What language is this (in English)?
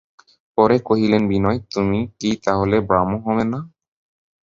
Bangla